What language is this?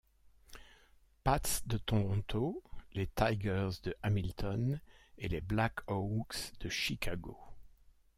French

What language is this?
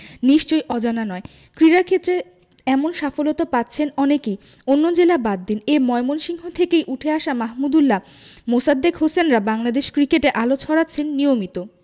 Bangla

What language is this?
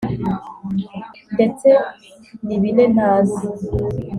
Kinyarwanda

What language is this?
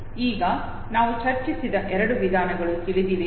Kannada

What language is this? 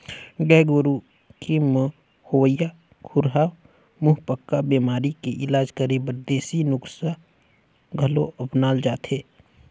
Chhattisgarhi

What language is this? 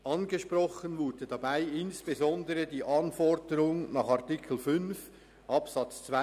Swiss German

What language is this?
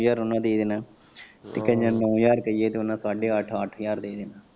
Punjabi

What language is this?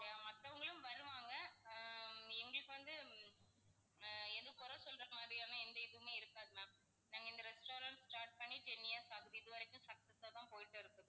Tamil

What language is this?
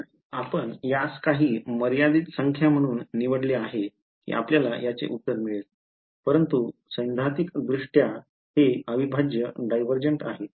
Marathi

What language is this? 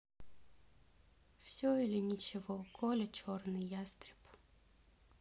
Russian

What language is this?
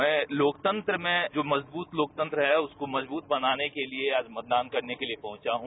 Hindi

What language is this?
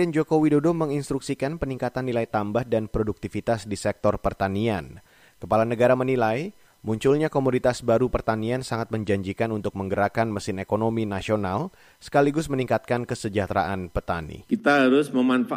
Indonesian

